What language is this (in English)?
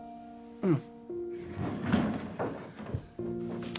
Japanese